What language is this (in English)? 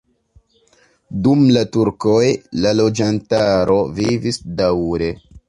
Esperanto